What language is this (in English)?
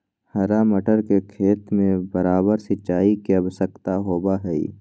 Magahi